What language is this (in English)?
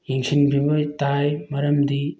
Manipuri